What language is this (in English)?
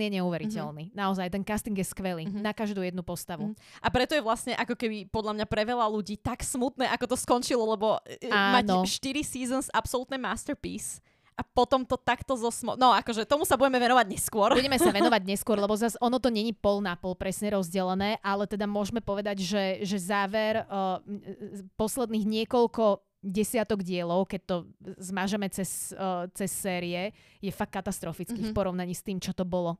Slovak